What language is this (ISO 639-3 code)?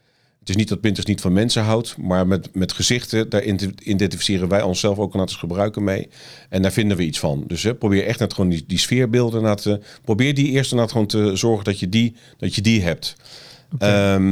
nld